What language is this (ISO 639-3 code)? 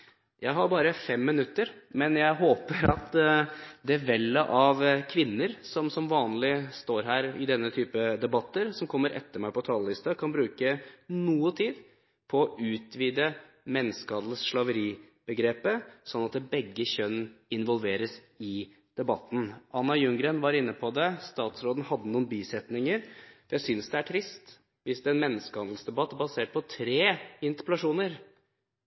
nob